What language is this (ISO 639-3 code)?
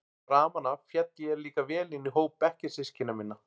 isl